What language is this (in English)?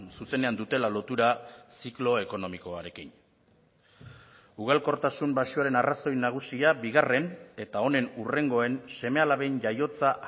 Basque